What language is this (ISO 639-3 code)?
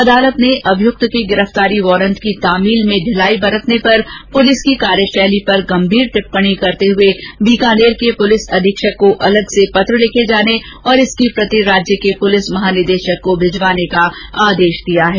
hin